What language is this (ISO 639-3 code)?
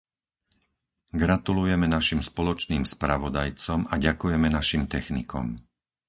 slk